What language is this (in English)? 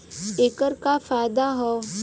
Bhojpuri